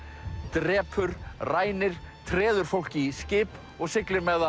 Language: Icelandic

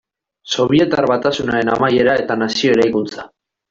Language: Basque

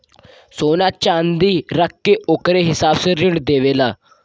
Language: Bhojpuri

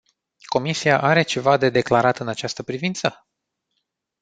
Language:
Romanian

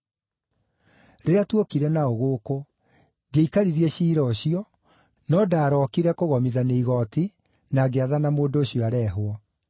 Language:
Kikuyu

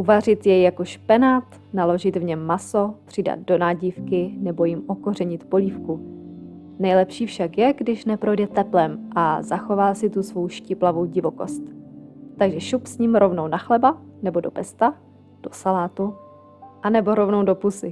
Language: Czech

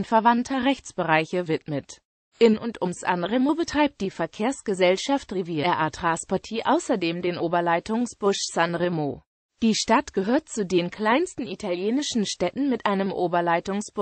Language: German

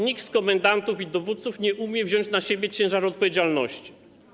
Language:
Polish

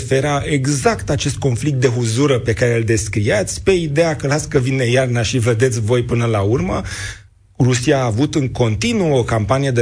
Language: Romanian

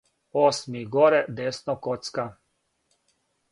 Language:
Serbian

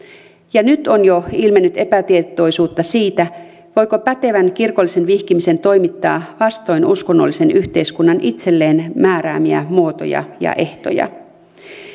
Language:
Finnish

